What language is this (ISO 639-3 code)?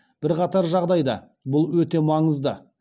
kaz